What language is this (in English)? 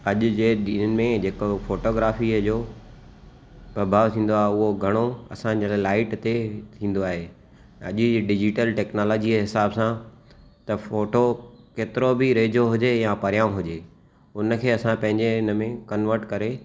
Sindhi